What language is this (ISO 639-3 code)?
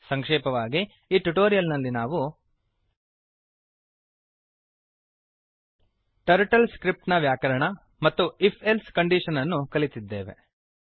kan